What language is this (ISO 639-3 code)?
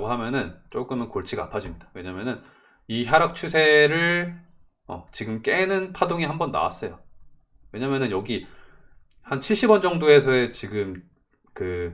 kor